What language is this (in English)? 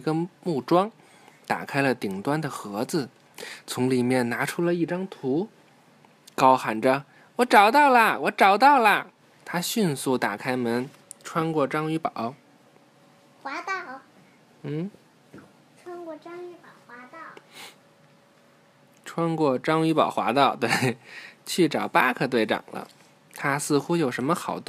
Chinese